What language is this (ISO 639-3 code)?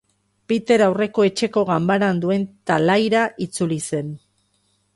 eus